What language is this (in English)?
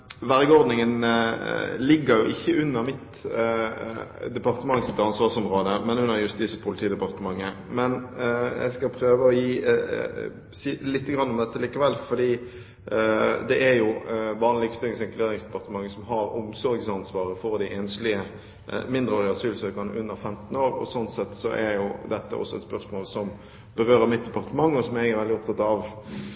Norwegian Bokmål